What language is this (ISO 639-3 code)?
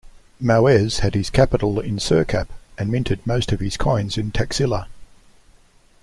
eng